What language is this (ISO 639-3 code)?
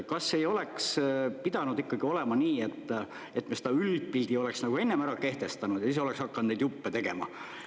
est